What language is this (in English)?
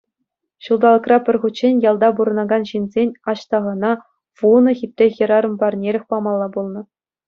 Chuvash